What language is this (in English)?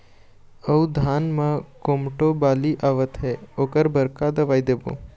Chhattisgarhi